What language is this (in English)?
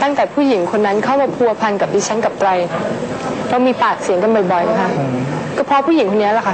Thai